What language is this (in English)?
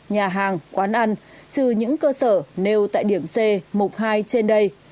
Vietnamese